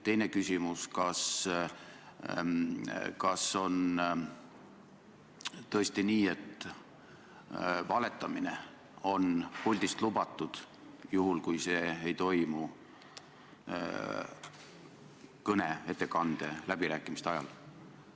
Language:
Estonian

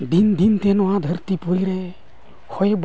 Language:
Santali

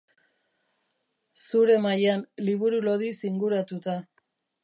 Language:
Basque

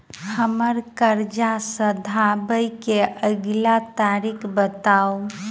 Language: Maithili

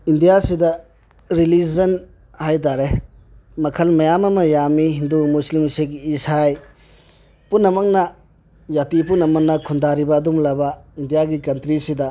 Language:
Manipuri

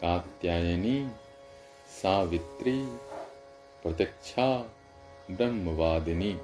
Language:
Hindi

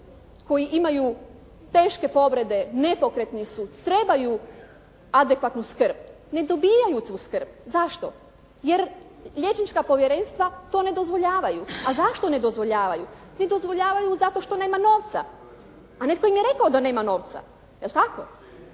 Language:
Croatian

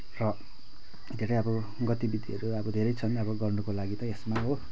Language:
Nepali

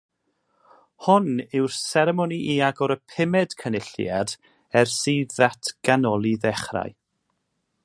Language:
Welsh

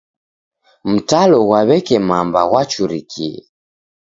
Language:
Taita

